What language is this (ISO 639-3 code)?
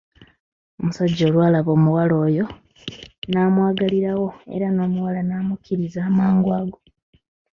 lug